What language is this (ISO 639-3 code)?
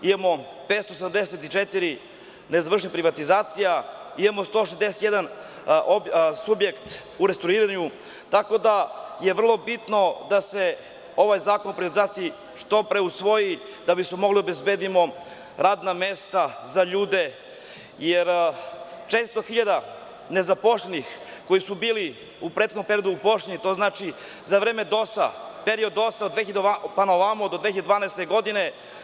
srp